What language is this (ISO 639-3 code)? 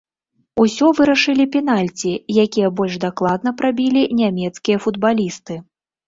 bel